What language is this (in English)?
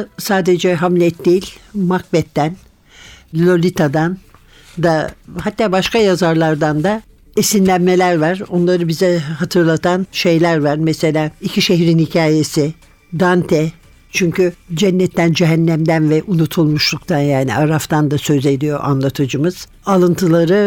Turkish